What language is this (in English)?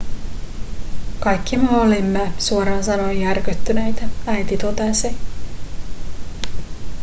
Finnish